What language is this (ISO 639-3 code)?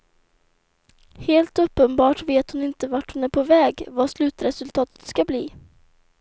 swe